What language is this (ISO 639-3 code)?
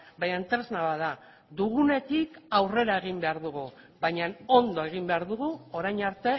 eus